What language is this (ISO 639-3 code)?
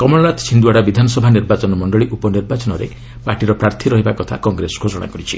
ori